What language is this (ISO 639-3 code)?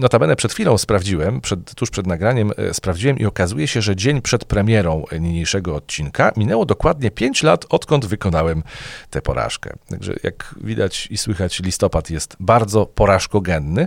pol